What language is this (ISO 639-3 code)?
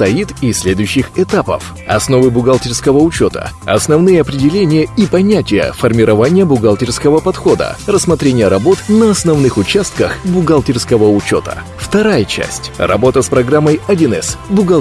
rus